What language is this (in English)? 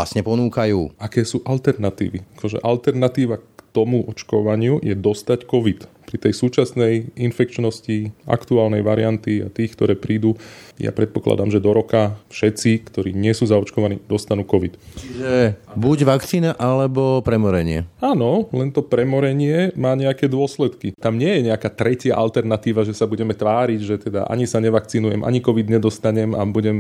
Slovak